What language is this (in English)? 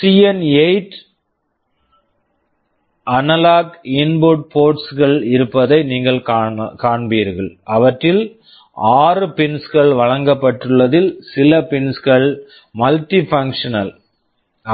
Tamil